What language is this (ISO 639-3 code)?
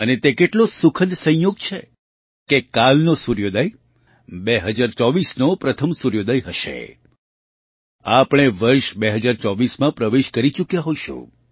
guj